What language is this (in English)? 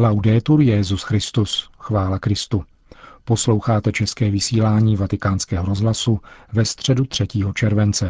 Czech